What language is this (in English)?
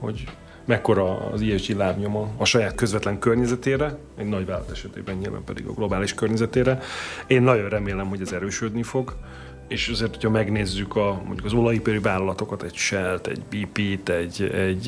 Hungarian